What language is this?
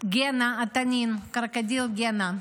Hebrew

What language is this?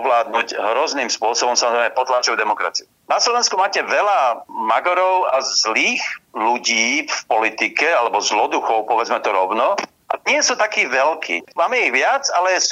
Slovak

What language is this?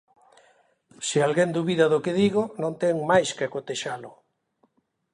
Galician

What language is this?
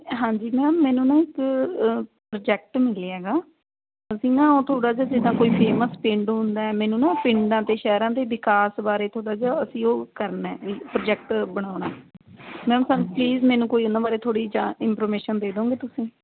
Punjabi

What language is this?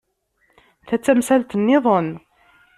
Kabyle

